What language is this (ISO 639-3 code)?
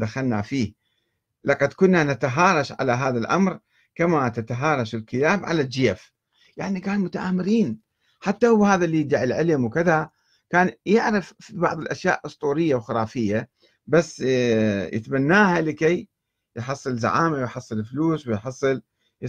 ara